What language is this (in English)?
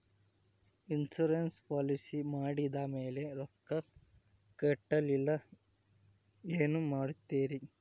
Kannada